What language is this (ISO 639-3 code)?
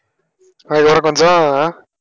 tam